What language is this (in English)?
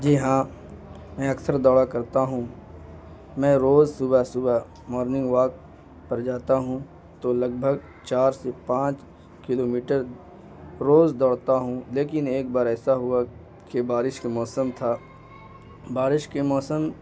Urdu